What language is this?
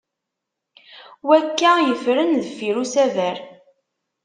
Kabyle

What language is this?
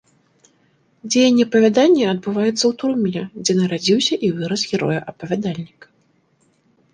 Belarusian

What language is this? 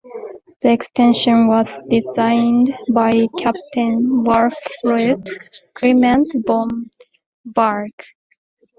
English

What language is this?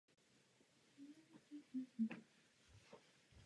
Czech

